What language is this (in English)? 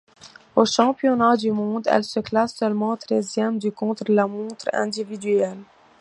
French